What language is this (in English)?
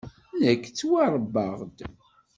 Kabyle